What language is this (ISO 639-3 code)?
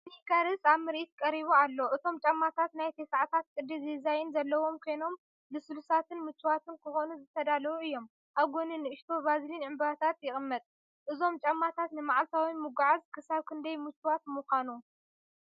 tir